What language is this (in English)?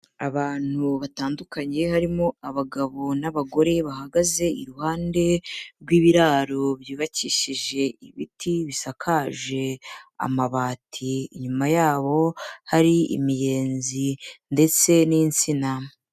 Kinyarwanda